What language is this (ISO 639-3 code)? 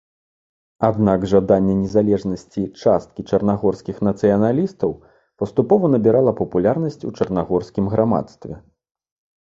bel